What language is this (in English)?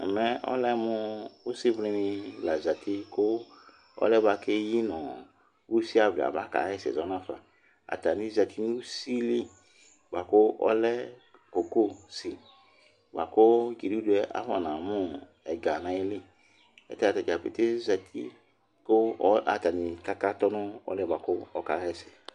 Ikposo